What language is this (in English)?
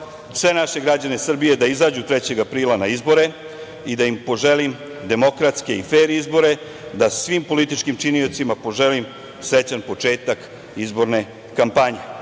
Serbian